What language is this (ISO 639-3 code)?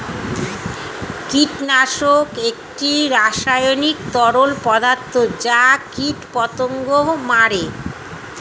ben